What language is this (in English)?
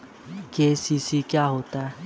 Hindi